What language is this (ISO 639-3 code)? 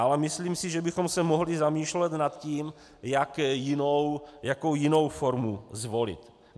ces